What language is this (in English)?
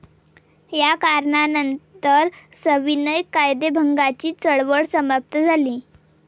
Marathi